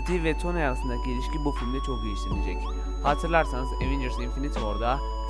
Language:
Turkish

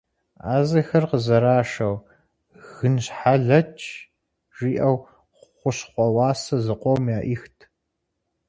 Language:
Kabardian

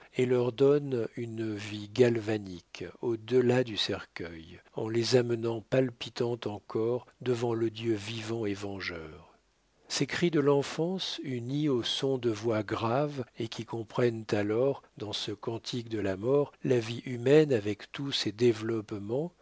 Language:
French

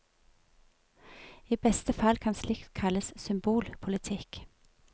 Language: Norwegian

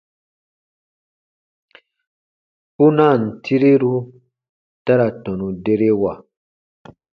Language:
Baatonum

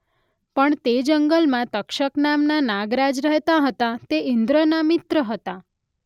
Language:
Gujarati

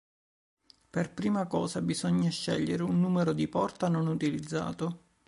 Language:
Italian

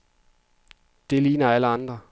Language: Danish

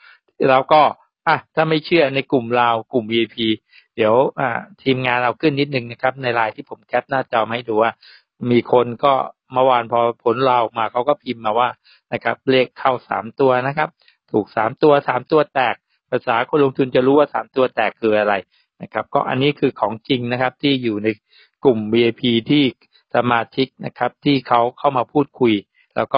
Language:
Thai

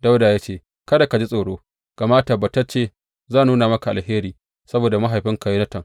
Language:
Hausa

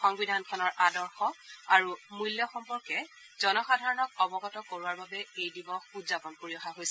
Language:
Assamese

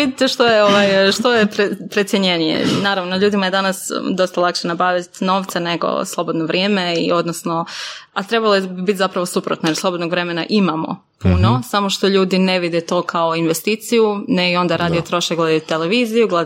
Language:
Croatian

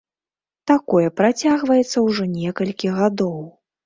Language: Belarusian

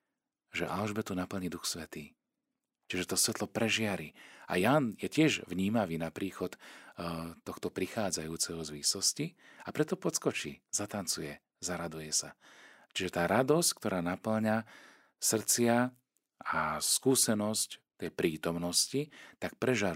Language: Slovak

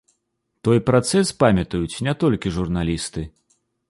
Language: Belarusian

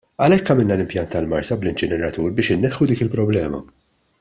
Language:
Maltese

